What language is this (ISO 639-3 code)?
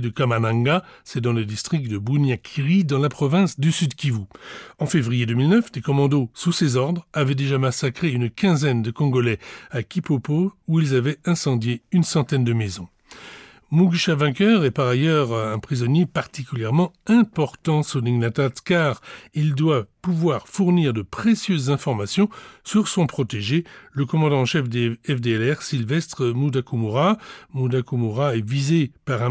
fra